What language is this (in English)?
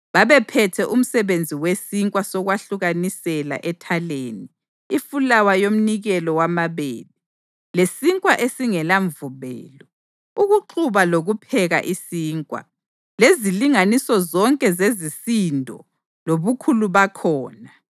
North Ndebele